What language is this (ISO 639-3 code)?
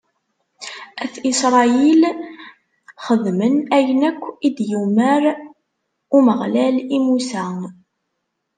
kab